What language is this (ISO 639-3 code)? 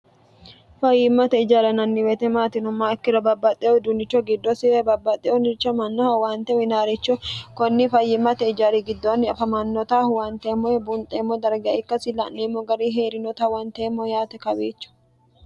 sid